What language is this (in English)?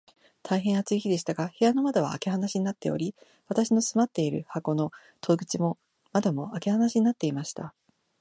Japanese